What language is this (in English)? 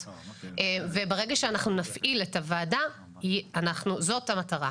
Hebrew